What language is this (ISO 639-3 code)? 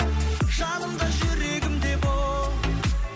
kaz